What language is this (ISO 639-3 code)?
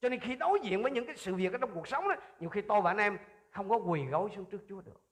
vie